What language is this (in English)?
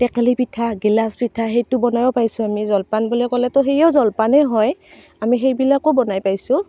Assamese